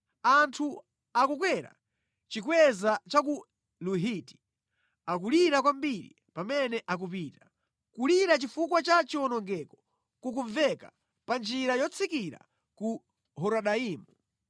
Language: Nyanja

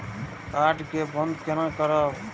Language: Maithili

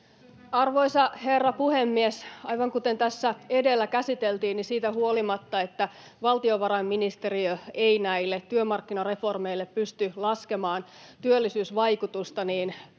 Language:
Finnish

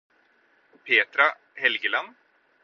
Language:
Norwegian Bokmål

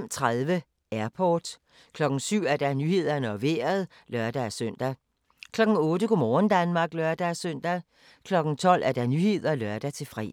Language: Danish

